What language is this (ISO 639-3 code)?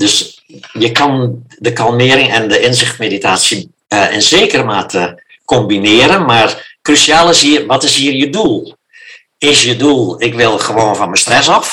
nld